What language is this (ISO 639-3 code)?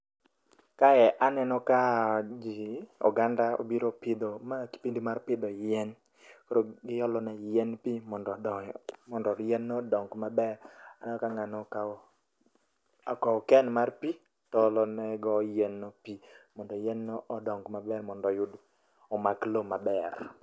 luo